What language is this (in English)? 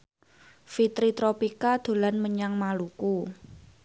Javanese